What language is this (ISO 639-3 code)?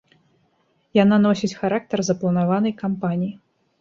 bel